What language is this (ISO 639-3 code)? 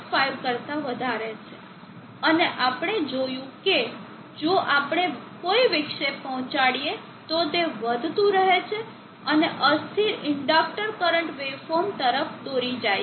guj